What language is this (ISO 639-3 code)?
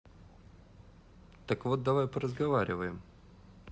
rus